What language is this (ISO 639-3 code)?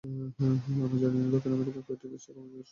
ben